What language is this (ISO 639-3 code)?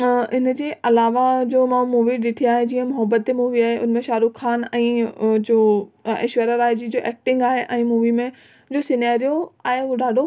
snd